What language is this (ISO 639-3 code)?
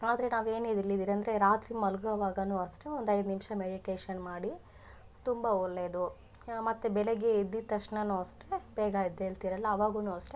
kan